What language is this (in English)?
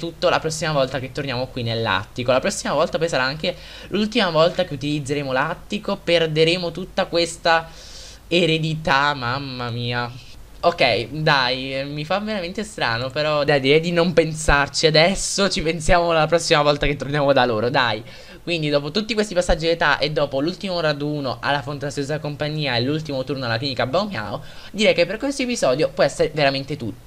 Italian